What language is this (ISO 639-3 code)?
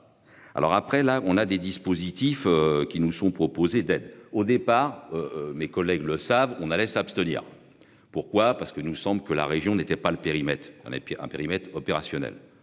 fra